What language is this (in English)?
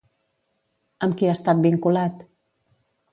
Catalan